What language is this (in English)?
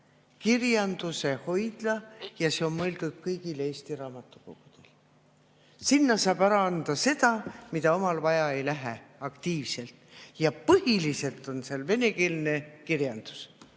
Estonian